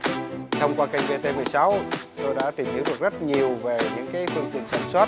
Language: Vietnamese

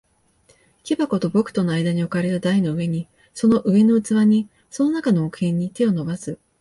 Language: Japanese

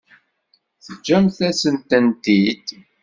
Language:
Kabyle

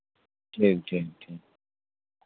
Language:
Urdu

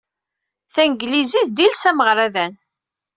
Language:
Kabyle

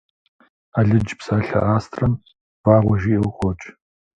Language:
Kabardian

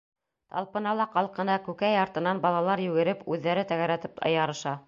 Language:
Bashkir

